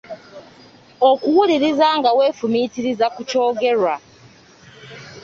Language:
Ganda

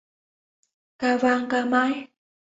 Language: Vietnamese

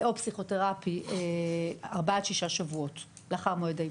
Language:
Hebrew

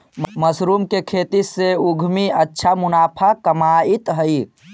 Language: Magahi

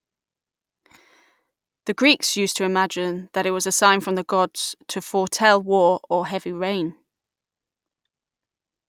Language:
English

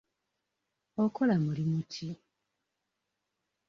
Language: Ganda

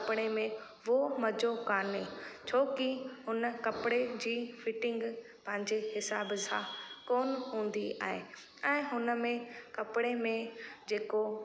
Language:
Sindhi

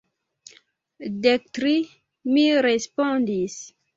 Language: Esperanto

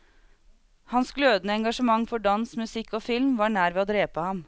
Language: Norwegian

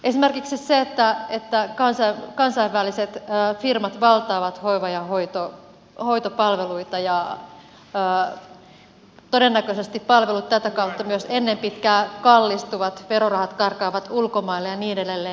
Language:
Finnish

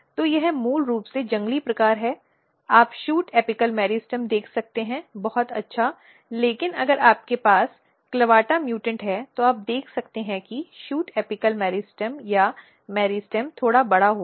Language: Hindi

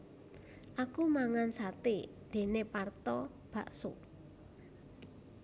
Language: Javanese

